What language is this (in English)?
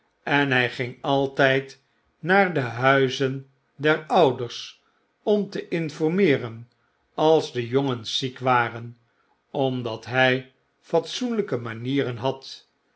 Dutch